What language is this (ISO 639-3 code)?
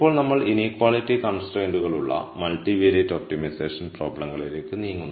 mal